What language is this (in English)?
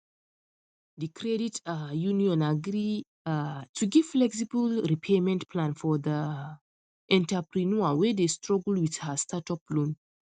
Nigerian Pidgin